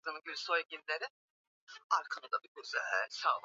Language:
Swahili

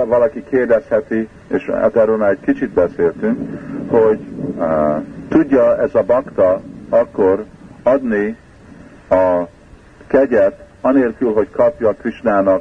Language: Hungarian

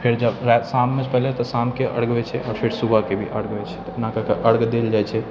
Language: Maithili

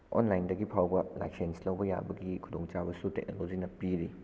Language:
Manipuri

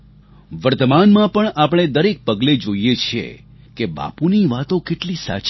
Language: Gujarati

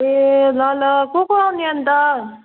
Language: Nepali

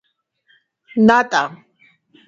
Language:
Georgian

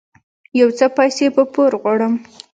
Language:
Pashto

